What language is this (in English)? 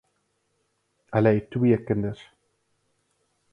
Afrikaans